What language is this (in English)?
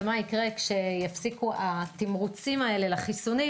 Hebrew